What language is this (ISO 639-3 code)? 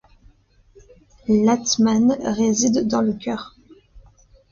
fra